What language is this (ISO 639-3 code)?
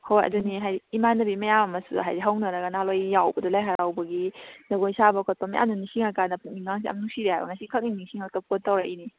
mni